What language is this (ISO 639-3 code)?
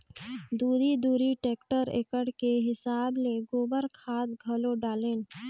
hne